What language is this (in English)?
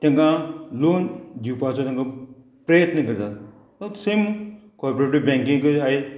Konkani